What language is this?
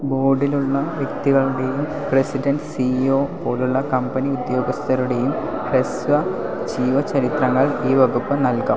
Malayalam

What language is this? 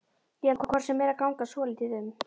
Icelandic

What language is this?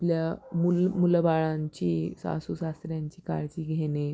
Marathi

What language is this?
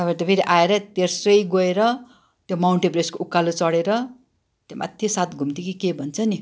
Nepali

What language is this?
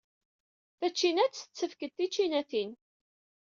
Kabyle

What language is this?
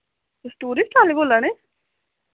Dogri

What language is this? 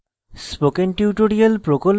Bangla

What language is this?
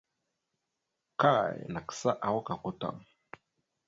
Mada (Cameroon)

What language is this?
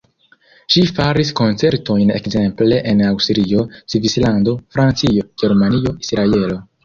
Esperanto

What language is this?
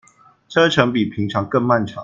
Chinese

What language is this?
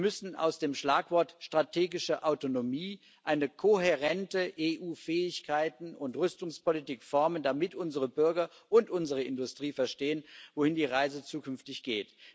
German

